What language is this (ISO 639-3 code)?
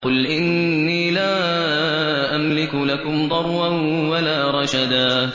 ara